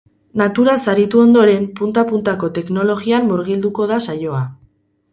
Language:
Basque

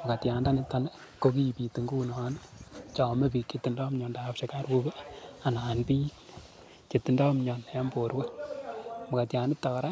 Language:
Kalenjin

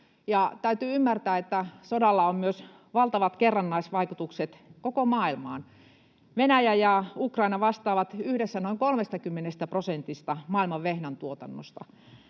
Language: Finnish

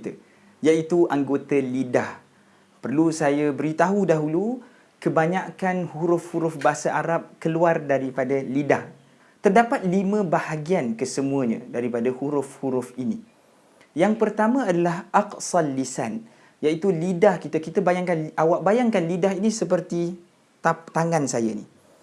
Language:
Malay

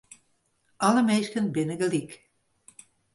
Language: Western Frisian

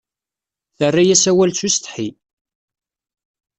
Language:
Kabyle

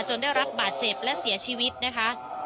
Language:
Thai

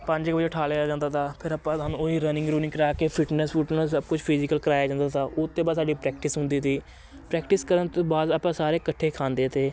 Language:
Punjabi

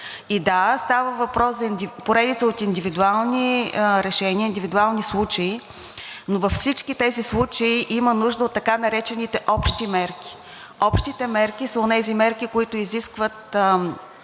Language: Bulgarian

